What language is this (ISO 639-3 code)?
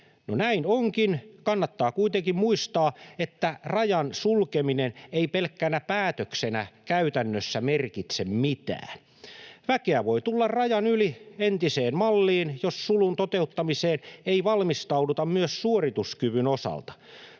fin